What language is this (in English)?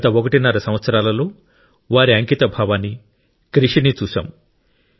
Telugu